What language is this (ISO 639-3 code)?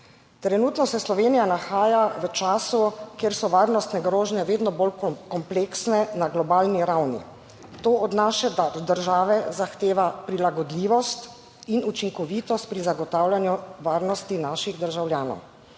slv